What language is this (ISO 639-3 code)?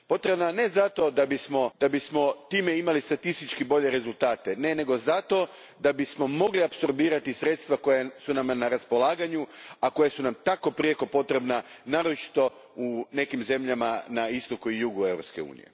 hrv